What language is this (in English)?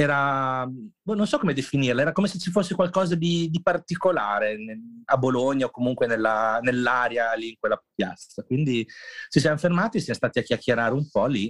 Italian